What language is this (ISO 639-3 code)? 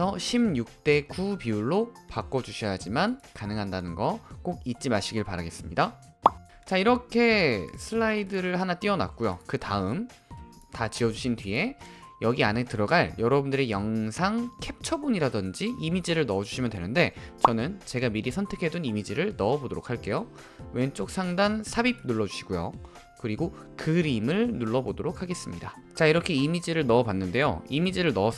kor